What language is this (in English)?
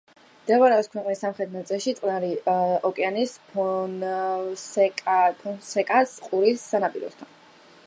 Georgian